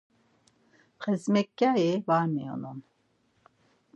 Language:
Laz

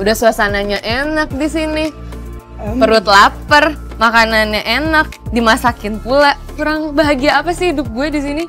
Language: Indonesian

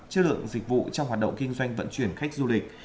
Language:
Vietnamese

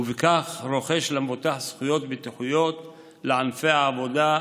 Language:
Hebrew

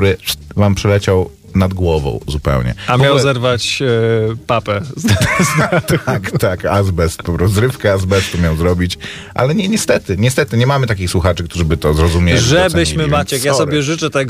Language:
Polish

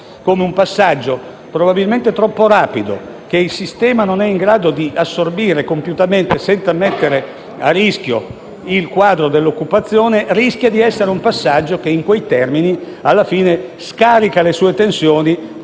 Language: Italian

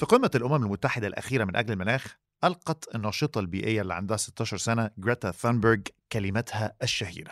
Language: Arabic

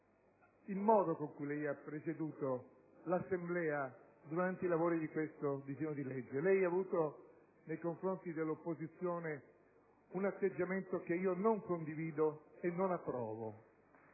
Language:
Italian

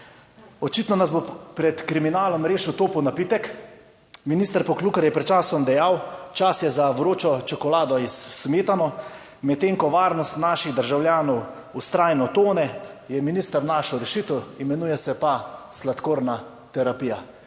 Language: Slovenian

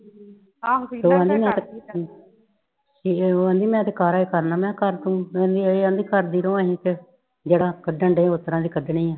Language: Punjabi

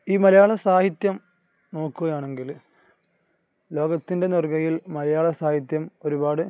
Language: Malayalam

